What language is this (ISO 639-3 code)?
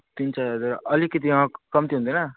nep